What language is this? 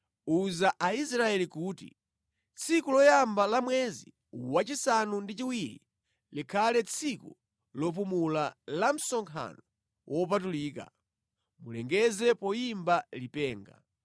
Nyanja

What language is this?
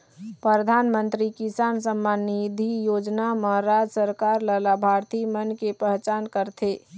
Chhattisgarhi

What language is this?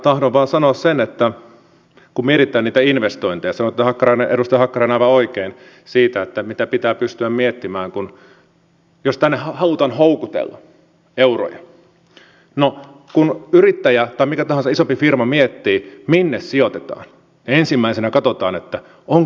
Finnish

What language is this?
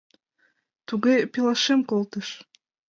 Mari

